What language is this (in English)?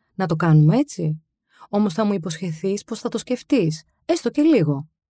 Greek